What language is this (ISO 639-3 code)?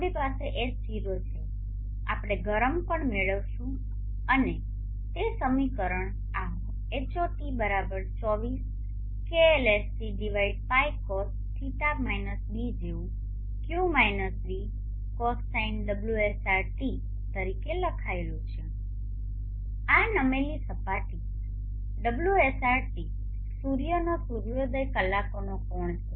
guj